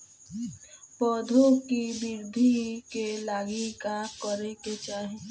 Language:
Bhojpuri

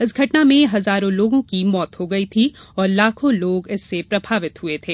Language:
Hindi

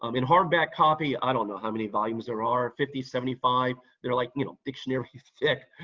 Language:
English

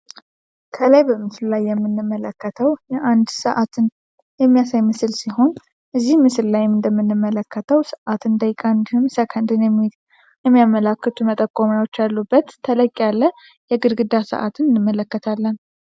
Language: Amharic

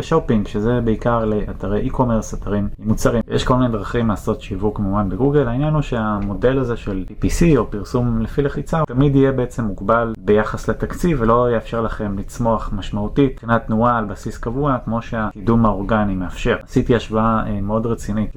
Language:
Hebrew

